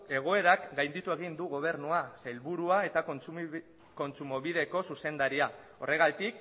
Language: Basque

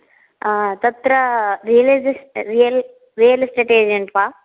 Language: Sanskrit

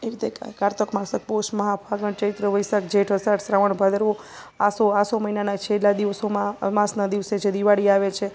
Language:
Gujarati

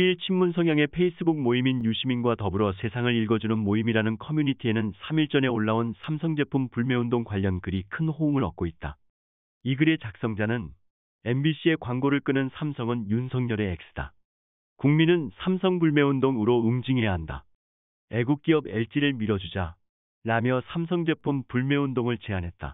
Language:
Korean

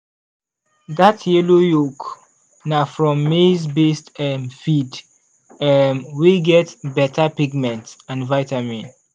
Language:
Nigerian Pidgin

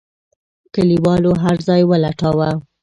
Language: Pashto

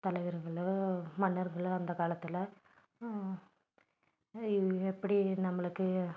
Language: Tamil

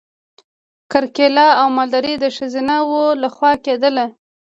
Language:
Pashto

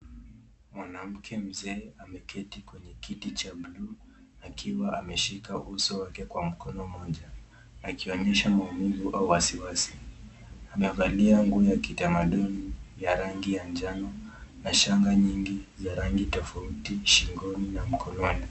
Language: Swahili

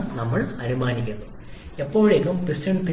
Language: Malayalam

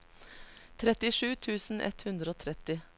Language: Norwegian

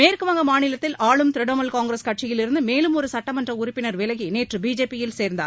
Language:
Tamil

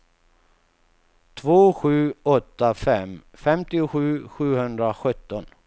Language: Swedish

